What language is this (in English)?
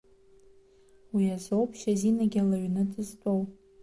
Abkhazian